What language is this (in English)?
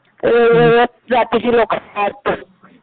Marathi